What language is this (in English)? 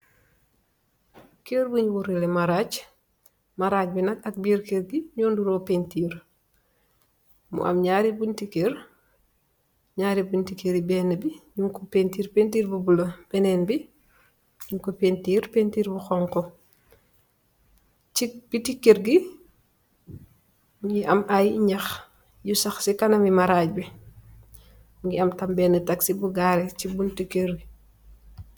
Wolof